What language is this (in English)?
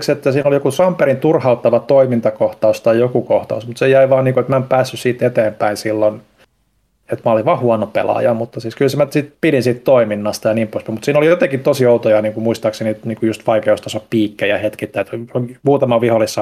Finnish